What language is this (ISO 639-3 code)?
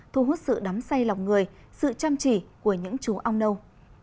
vie